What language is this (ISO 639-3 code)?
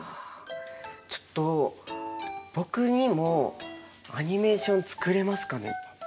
jpn